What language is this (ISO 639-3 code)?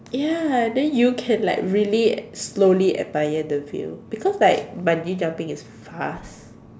eng